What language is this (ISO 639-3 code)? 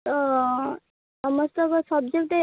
ori